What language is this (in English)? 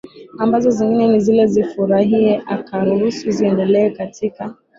Swahili